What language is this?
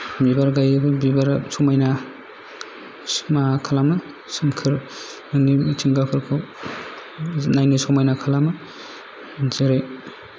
Bodo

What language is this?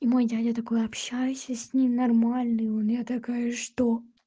Russian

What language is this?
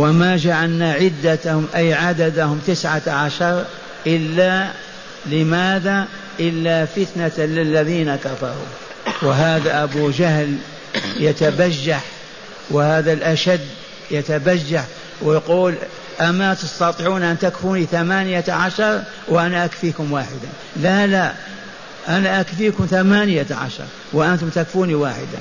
Arabic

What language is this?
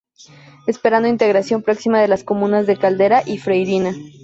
Spanish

